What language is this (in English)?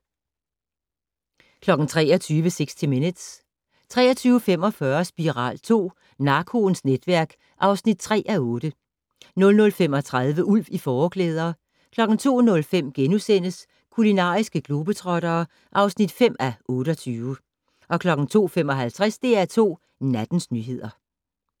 Danish